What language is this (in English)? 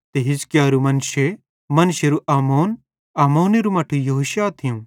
Bhadrawahi